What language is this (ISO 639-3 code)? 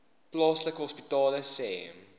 afr